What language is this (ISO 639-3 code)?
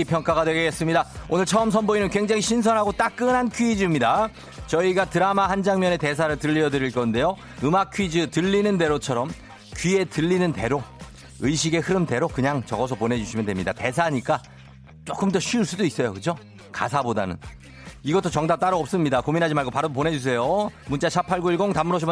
kor